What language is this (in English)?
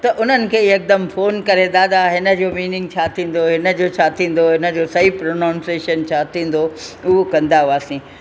Sindhi